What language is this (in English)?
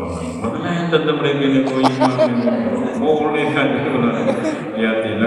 Indonesian